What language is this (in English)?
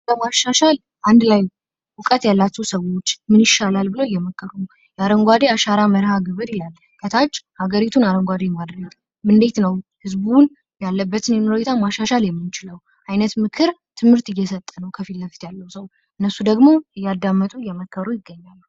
Amharic